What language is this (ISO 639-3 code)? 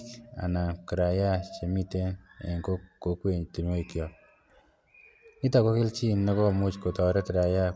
kln